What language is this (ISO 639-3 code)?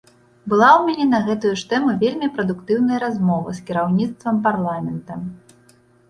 bel